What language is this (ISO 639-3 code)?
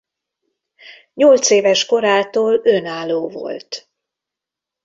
hun